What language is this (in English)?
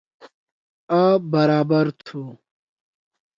Torwali